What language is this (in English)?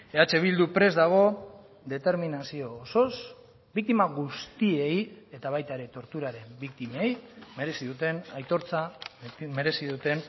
Basque